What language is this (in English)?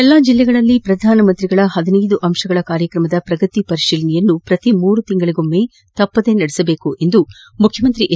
Kannada